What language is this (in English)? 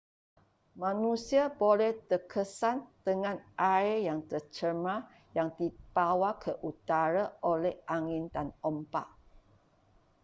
Malay